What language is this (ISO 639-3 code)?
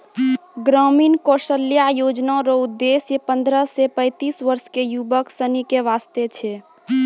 mai